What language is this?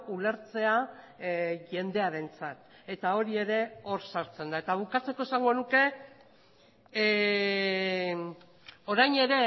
Basque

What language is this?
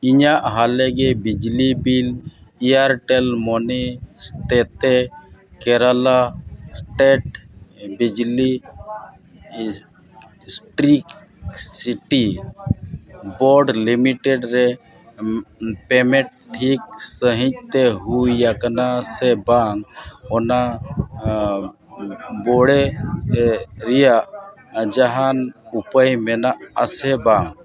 Santali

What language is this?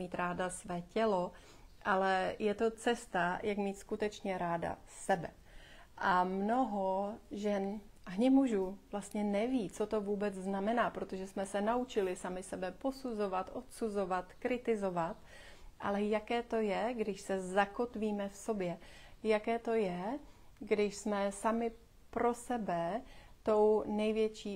Czech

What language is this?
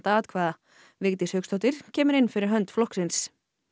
Icelandic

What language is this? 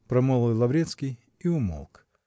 Russian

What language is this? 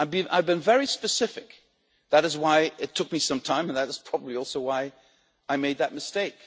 English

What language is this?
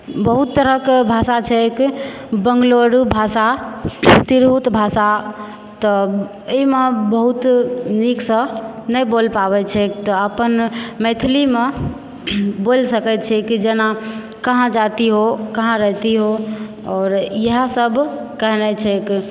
Maithili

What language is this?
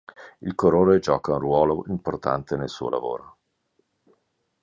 Italian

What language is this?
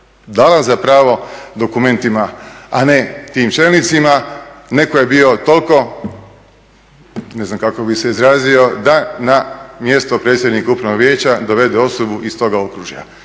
Croatian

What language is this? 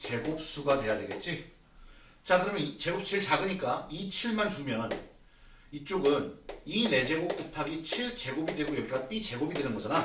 Korean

